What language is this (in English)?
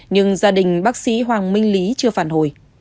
Vietnamese